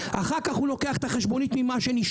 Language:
Hebrew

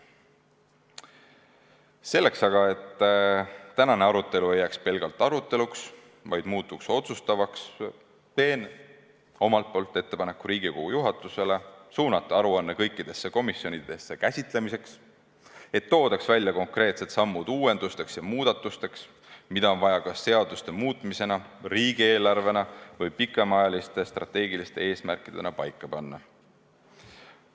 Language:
Estonian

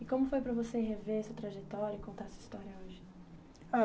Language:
Portuguese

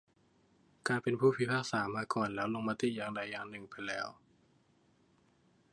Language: Thai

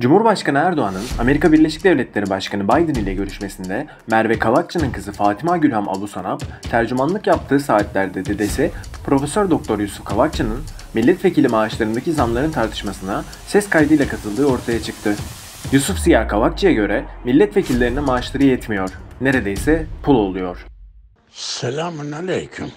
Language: Turkish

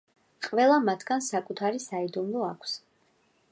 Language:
Georgian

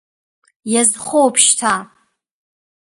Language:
Abkhazian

